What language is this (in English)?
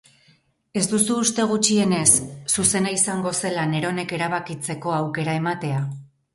Basque